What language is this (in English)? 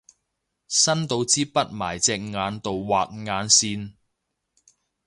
Cantonese